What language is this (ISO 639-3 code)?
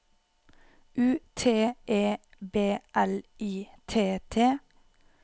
nor